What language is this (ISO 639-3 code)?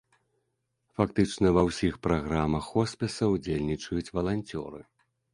bel